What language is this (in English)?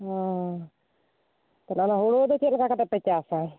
Santali